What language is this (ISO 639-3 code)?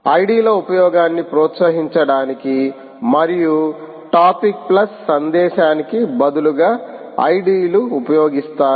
tel